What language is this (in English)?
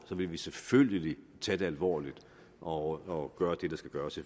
Danish